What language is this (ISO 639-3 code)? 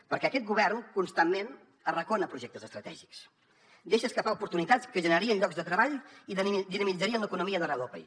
cat